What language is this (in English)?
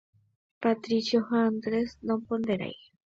Guarani